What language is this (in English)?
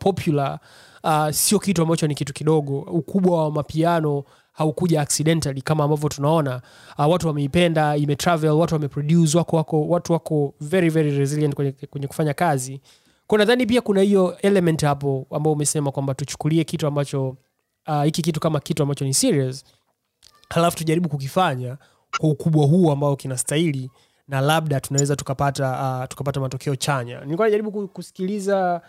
Swahili